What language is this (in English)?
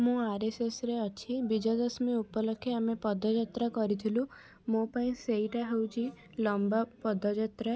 Odia